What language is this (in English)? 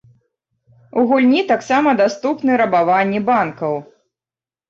Belarusian